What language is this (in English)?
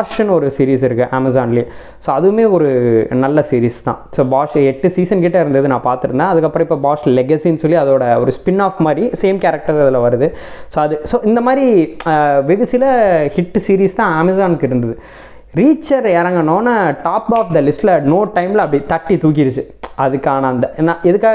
Tamil